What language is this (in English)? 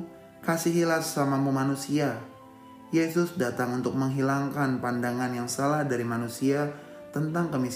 Indonesian